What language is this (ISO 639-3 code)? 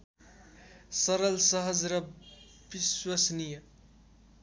nep